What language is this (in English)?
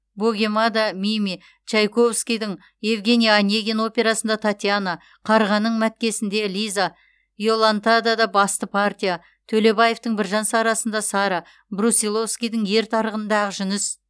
Kazakh